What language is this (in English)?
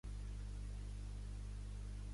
Catalan